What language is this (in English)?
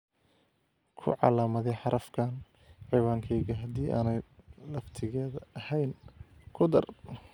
Somali